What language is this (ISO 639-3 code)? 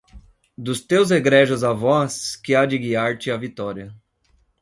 por